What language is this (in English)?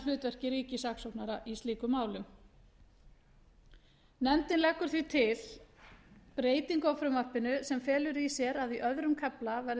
Icelandic